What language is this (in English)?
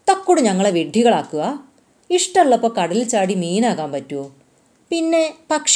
Malayalam